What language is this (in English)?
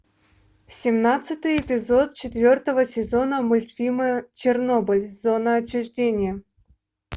Russian